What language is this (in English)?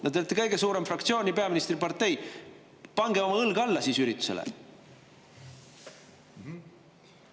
Estonian